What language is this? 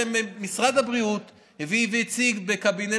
Hebrew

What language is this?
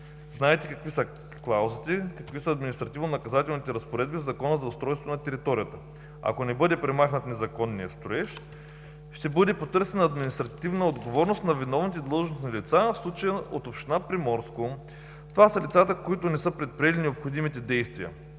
Bulgarian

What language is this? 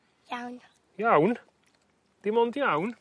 Welsh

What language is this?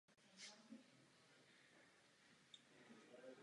Czech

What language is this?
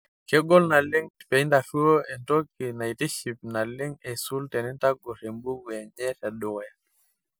Masai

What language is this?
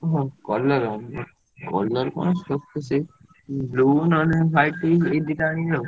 Odia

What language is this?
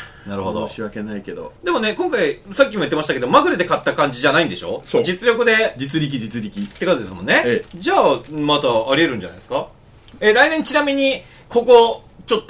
Japanese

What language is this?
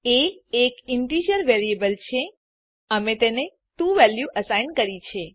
Gujarati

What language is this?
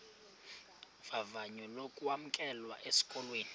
Xhosa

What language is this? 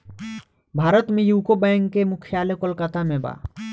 Bhojpuri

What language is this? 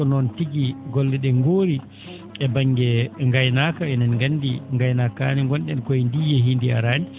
Fula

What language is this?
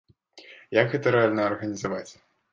Belarusian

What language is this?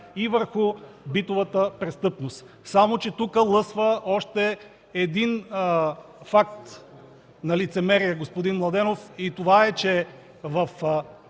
Bulgarian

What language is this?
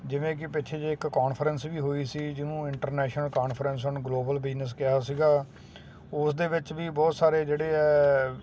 Punjabi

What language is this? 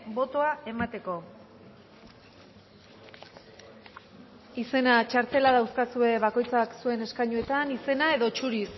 Basque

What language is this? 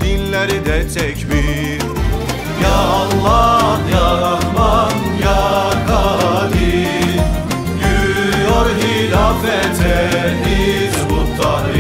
Turkish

